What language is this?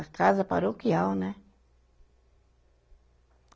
Portuguese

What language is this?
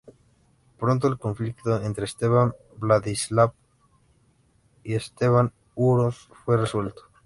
Spanish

